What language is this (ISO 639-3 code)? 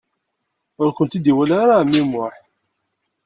kab